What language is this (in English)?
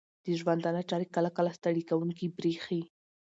Pashto